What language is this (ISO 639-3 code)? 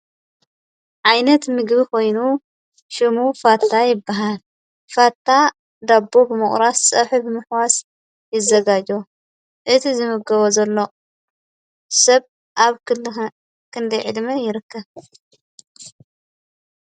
tir